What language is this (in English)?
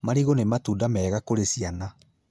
Kikuyu